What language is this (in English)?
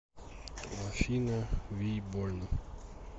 Russian